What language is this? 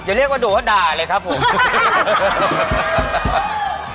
Thai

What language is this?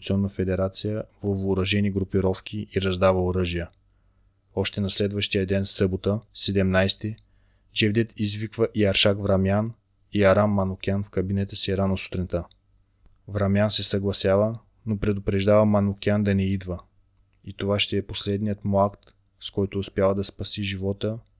Bulgarian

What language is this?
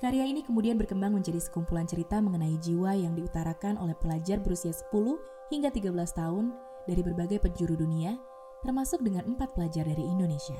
Indonesian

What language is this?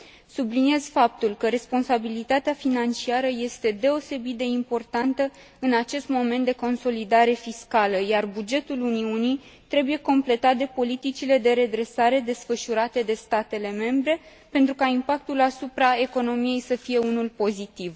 Romanian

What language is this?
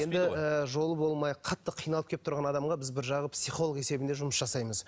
Kazakh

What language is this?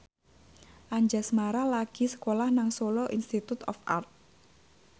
Javanese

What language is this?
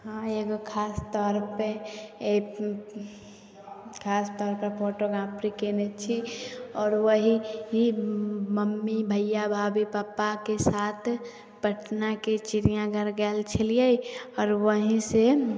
Maithili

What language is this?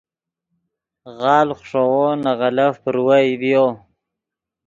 Yidgha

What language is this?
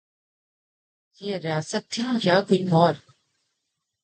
Urdu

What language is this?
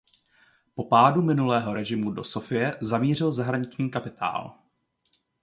Czech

